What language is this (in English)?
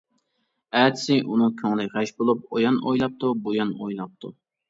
Uyghur